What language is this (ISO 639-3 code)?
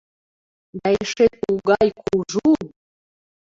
chm